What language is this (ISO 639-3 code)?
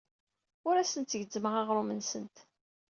kab